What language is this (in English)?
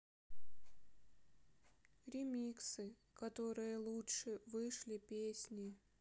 Russian